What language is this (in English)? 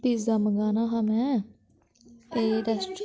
Dogri